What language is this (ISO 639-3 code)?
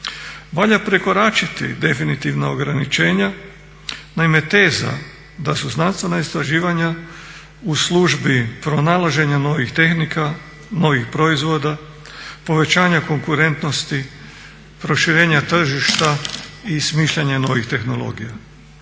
hrv